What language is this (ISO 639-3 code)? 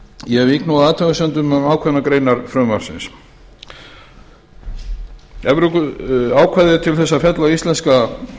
isl